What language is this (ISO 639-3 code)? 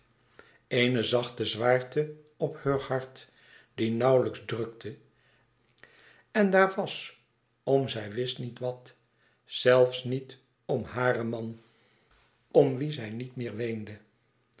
nld